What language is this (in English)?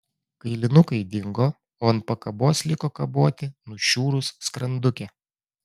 Lithuanian